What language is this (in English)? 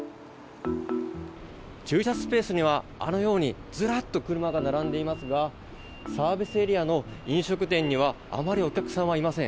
Japanese